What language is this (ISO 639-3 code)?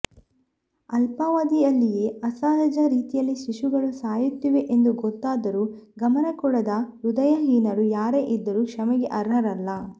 kan